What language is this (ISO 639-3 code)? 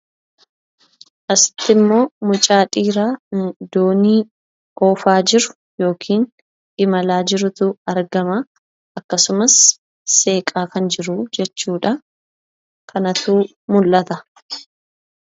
orm